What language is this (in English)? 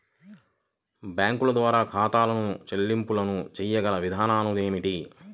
Telugu